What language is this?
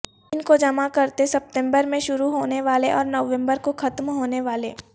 Urdu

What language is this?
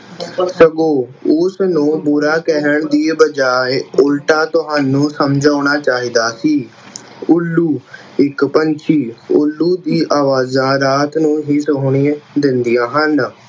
Punjabi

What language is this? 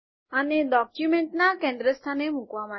Gujarati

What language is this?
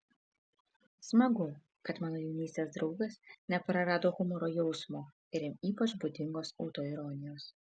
Lithuanian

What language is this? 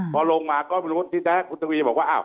Thai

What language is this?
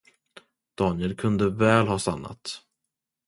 Swedish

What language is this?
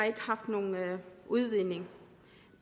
Danish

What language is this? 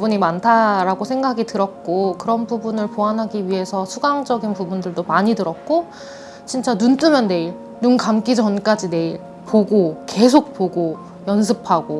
Korean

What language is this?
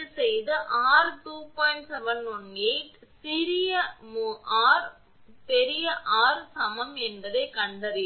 Tamil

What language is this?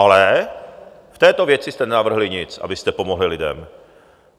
Czech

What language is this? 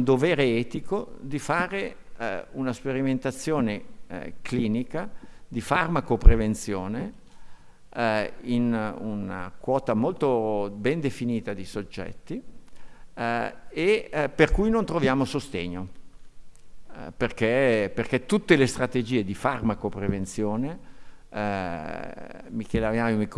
Italian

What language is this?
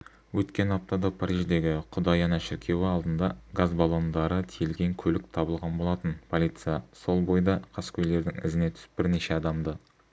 Kazakh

